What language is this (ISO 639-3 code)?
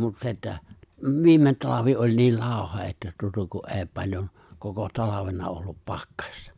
fin